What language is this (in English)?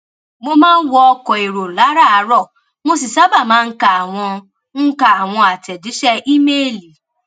Yoruba